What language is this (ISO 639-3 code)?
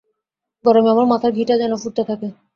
ben